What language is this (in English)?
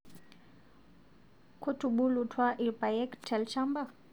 Masai